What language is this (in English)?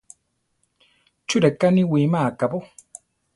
Central Tarahumara